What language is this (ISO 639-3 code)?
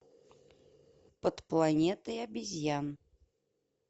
rus